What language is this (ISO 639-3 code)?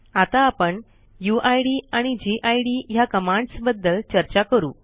mar